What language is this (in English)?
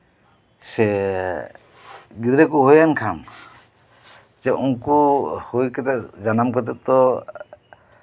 Santali